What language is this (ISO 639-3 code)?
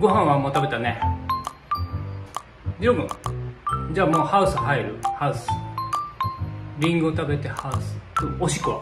jpn